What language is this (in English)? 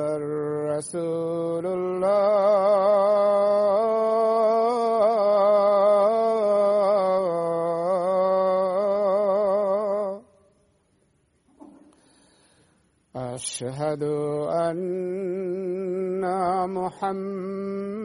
Swahili